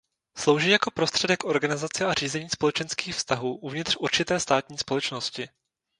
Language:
Czech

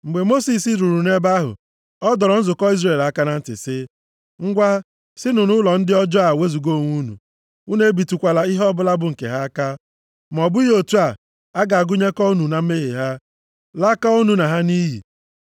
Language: Igbo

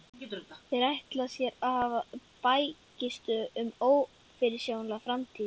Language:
Icelandic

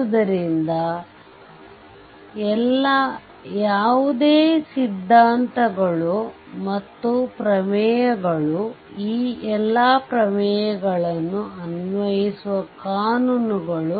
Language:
Kannada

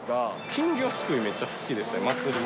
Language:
Japanese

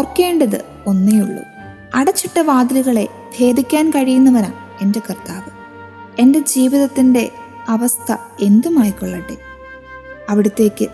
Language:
Malayalam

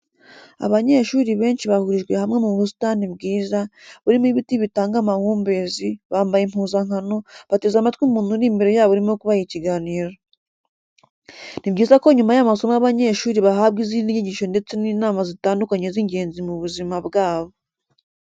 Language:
Kinyarwanda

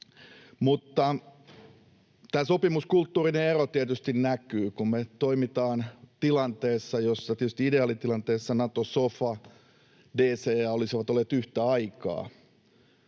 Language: Finnish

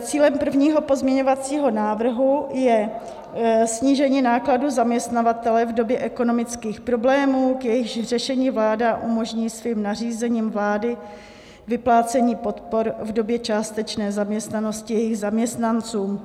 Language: Czech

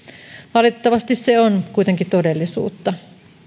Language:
Finnish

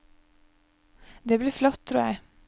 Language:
Norwegian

